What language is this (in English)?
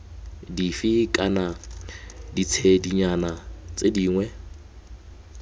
Tswana